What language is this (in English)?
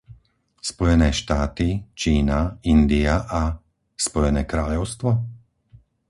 Slovak